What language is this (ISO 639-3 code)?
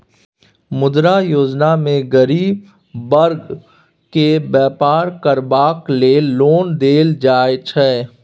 mai